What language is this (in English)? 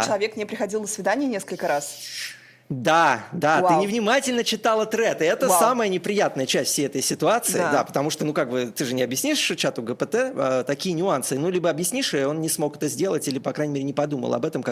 Russian